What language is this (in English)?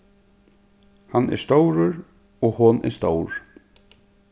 Faroese